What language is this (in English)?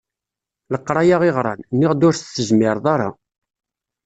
Kabyle